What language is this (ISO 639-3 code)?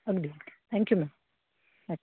mar